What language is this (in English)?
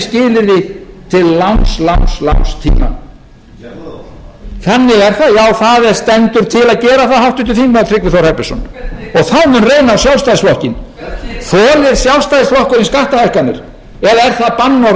Icelandic